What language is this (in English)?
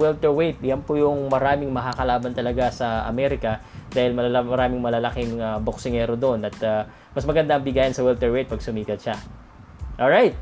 Filipino